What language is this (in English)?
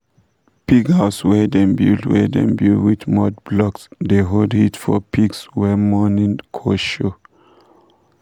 Nigerian Pidgin